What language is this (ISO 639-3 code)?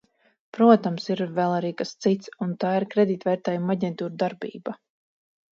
lav